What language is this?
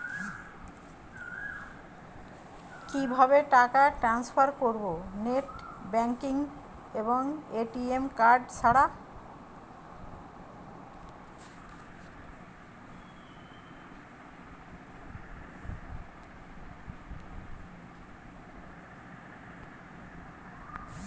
Bangla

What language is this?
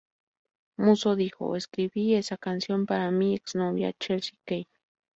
Spanish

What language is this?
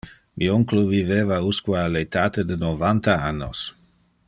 Interlingua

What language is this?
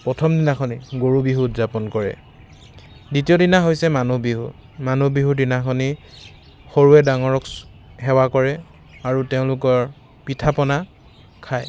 Assamese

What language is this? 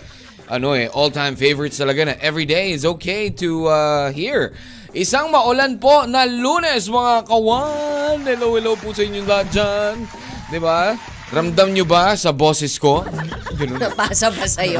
Filipino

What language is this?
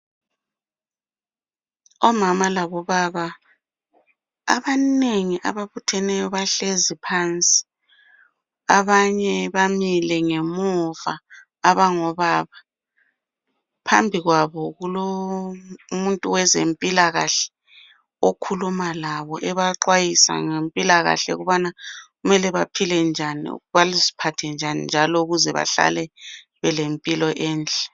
North Ndebele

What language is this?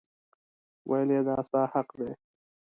Pashto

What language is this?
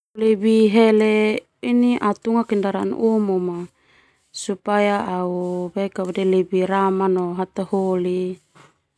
Termanu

